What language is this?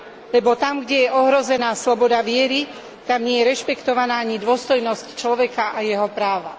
Slovak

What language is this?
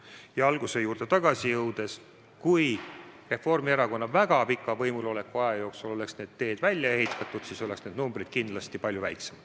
Estonian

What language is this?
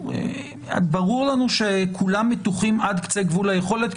Hebrew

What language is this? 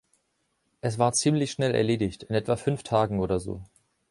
German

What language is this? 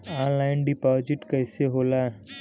Bhojpuri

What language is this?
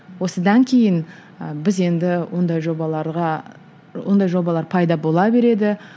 Kazakh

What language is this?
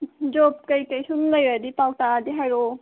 Manipuri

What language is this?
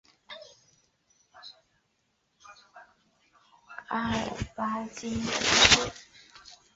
Chinese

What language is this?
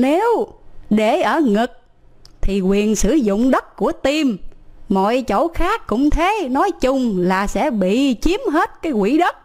Vietnamese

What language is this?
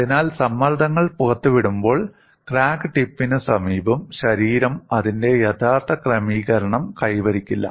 Malayalam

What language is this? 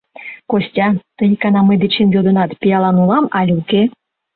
Mari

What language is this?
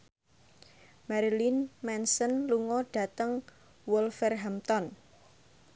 Javanese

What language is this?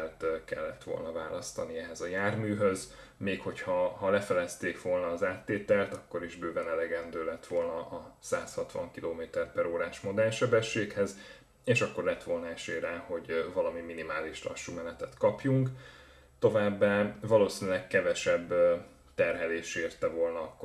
Hungarian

